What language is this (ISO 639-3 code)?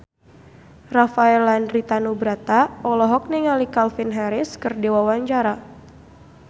sun